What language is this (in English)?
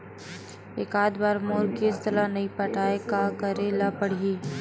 Chhattisgarhi